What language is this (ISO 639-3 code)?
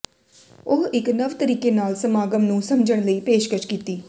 pan